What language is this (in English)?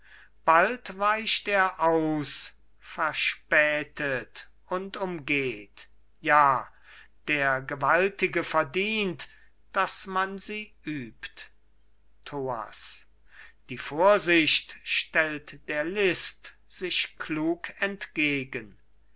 German